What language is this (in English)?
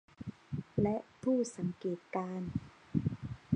Thai